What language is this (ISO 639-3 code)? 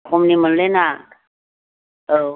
brx